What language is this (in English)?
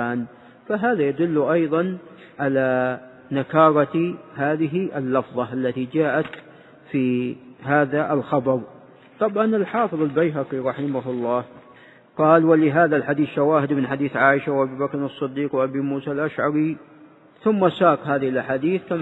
Arabic